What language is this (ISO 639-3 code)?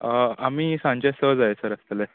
kok